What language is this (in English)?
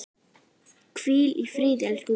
Icelandic